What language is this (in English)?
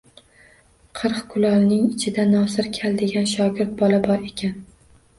Uzbek